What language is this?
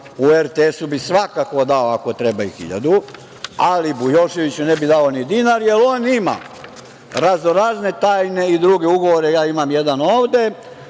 Serbian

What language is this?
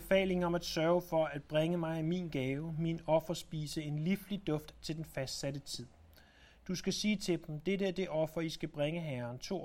Danish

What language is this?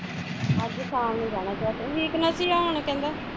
Punjabi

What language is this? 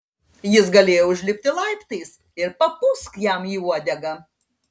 Lithuanian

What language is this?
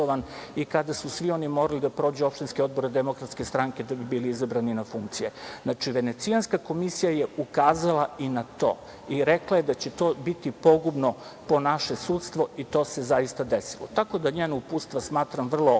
Serbian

